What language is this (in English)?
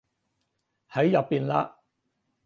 Cantonese